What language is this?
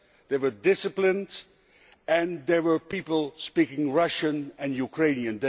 English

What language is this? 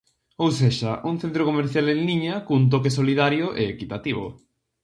Galician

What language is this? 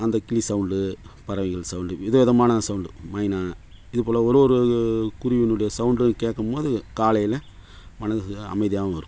Tamil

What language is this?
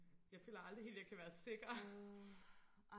Danish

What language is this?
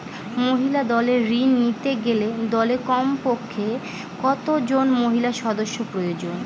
Bangla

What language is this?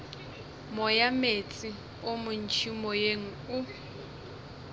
Northern Sotho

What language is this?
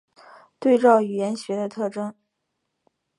Chinese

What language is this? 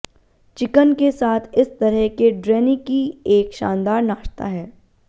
Hindi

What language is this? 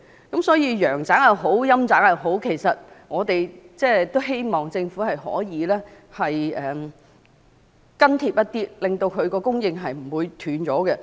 Cantonese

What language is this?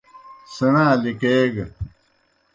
Kohistani Shina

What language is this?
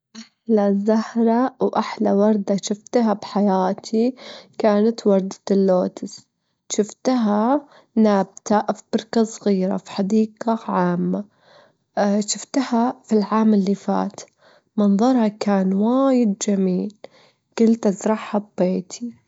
Gulf Arabic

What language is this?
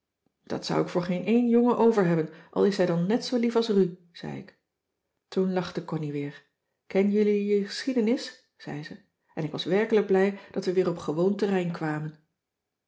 Dutch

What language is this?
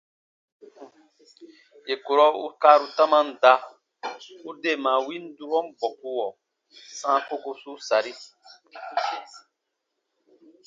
Baatonum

